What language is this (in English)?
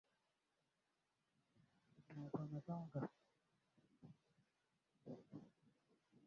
Swahili